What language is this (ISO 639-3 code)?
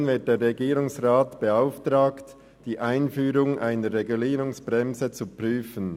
gsw